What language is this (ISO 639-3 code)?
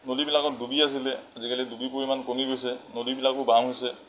asm